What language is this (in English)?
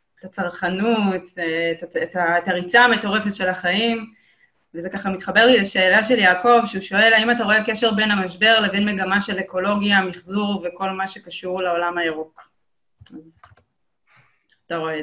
Hebrew